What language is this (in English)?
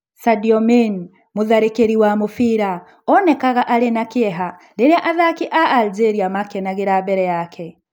Kikuyu